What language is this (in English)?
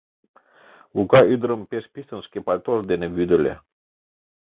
Mari